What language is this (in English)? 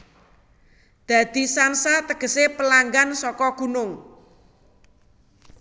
Javanese